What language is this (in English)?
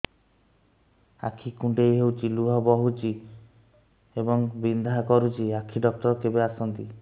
Odia